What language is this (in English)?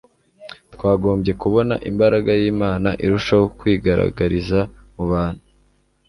Kinyarwanda